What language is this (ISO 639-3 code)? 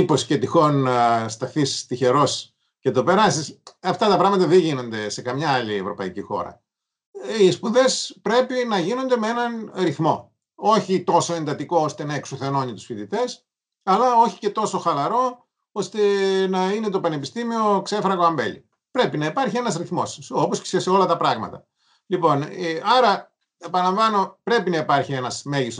ell